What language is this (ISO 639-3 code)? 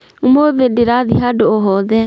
kik